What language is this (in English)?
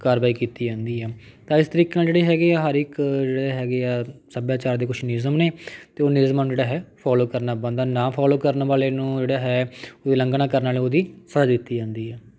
Punjabi